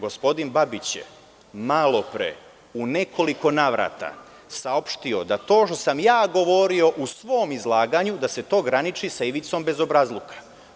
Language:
Serbian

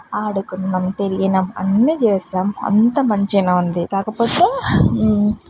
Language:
Telugu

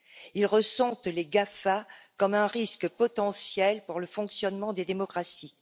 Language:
French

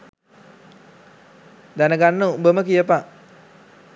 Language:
Sinhala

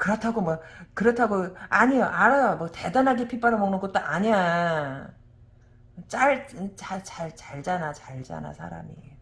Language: Korean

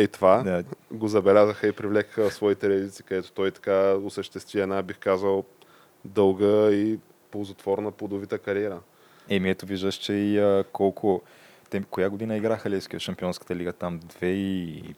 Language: Bulgarian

